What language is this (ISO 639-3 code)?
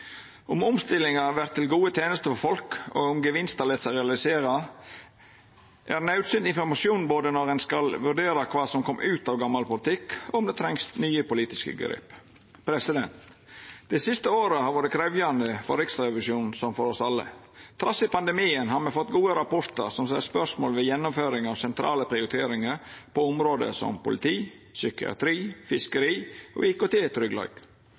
nno